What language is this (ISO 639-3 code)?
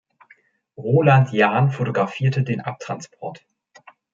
deu